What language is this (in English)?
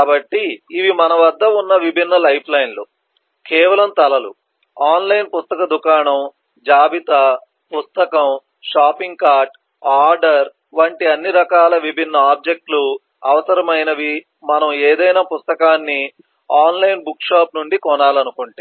Telugu